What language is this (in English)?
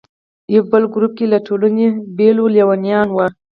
Pashto